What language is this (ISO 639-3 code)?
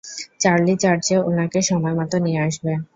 ben